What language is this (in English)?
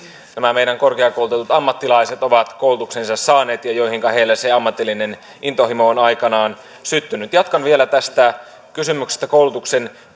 Finnish